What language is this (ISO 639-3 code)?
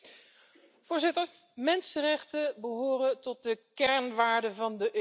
nld